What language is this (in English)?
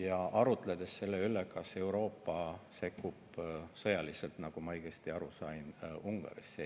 Estonian